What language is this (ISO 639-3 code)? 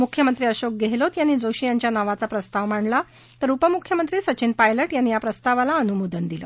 mar